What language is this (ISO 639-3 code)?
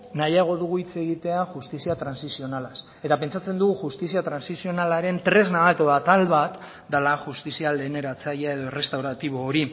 eus